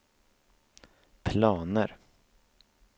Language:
Swedish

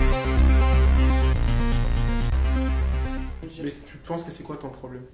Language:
French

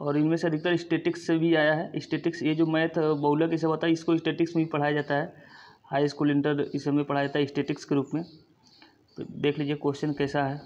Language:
Hindi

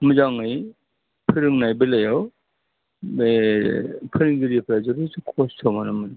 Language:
Bodo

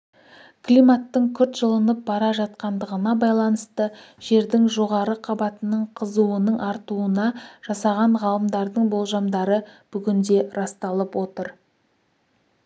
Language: Kazakh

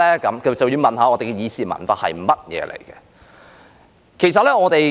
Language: Cantonese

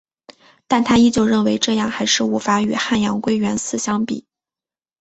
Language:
Chinese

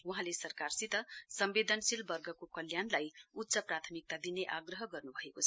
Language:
Nepali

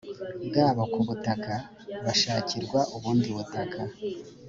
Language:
Kinyarwanda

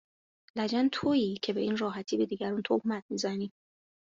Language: Persian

